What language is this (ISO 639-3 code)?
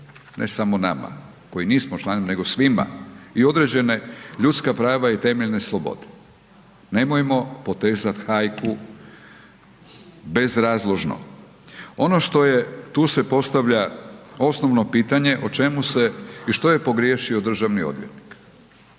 hrv